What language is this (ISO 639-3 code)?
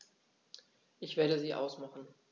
deu